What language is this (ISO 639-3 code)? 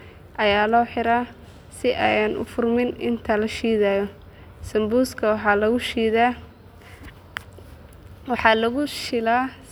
som